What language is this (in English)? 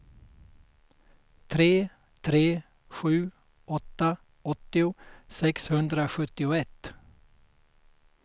Swedish